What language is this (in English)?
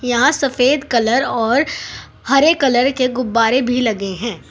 Hindi